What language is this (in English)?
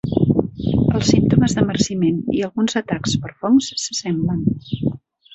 Catalan